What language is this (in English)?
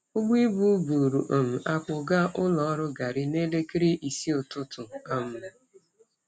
Igbo